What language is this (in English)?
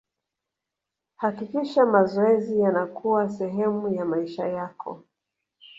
Swahili